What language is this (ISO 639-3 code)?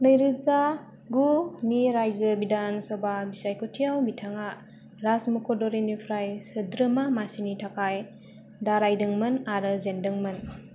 brx